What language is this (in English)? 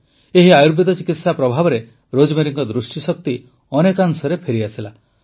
Odia